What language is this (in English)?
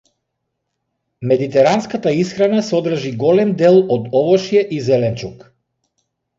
Macedonian